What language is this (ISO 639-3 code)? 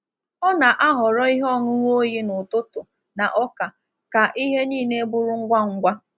ibo